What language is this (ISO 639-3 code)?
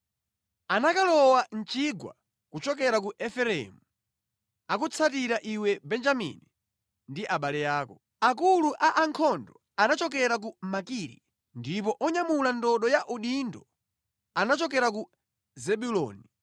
nya